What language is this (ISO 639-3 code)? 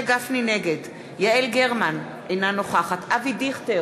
heb